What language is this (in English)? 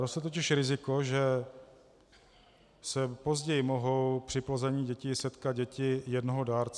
Czech